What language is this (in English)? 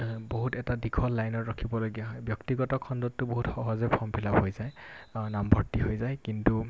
Assamese